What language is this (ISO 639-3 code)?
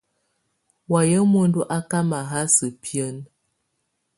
tvu